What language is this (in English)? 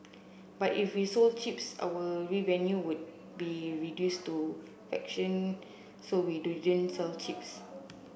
English